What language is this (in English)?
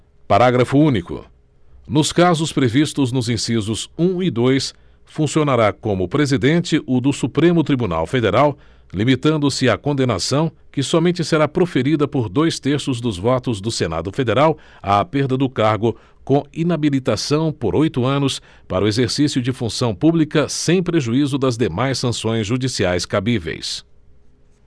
Portuguese